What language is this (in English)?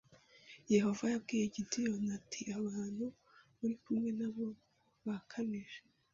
Kinyarwanda